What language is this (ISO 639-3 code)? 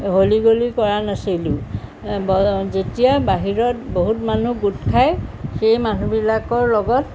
asm